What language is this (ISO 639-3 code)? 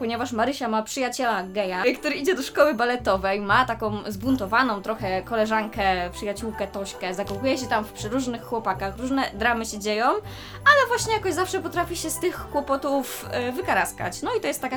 pol